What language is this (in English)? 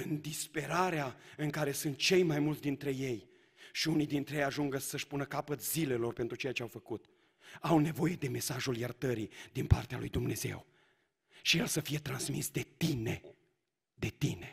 Romanian